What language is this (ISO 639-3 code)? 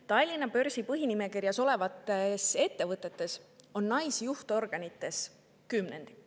est